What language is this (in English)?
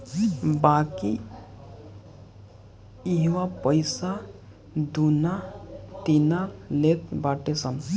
Bhojpuri